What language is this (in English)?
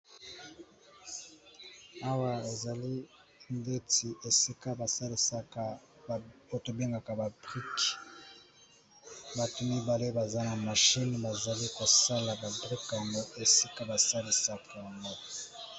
Lingala